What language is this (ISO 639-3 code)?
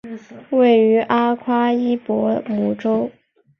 zho